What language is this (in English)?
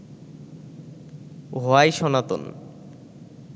Bangla